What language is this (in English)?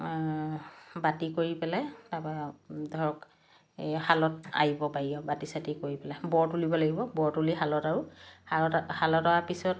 Assamese